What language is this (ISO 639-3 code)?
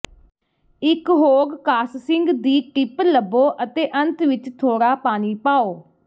pan